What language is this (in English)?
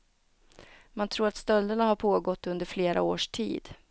Swedish